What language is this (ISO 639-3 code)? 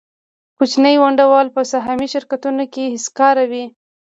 pus